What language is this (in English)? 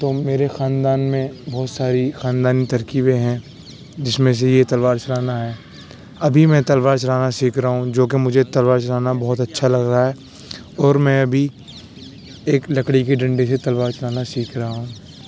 Urdu